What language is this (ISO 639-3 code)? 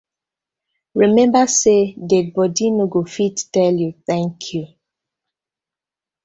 pcm